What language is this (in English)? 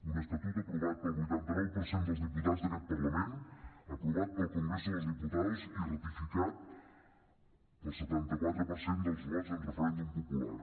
Catalan